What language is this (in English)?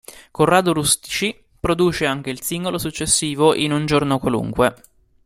Italian